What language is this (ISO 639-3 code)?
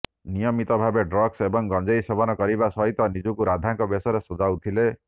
ori